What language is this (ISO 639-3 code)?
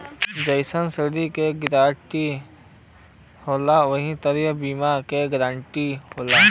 bho